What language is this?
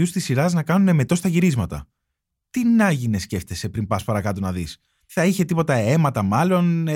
Greek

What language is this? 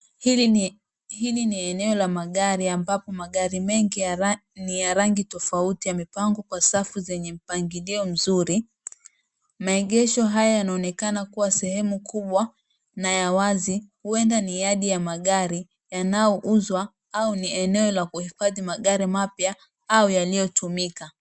Swahili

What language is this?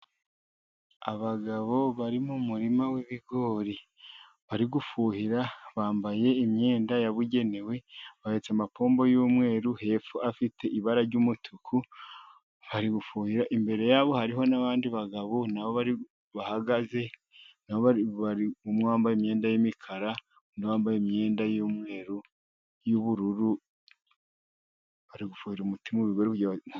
Kinyarwanda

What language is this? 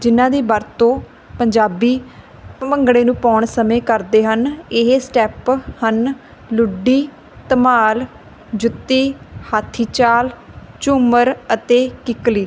Punjabi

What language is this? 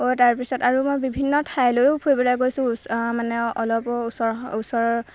Assamese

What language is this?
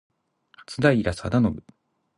Japanese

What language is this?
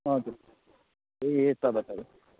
Nepali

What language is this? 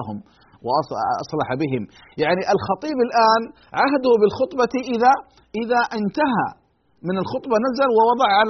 Arabic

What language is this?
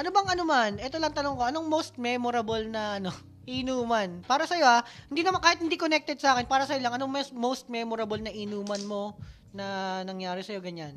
Filipino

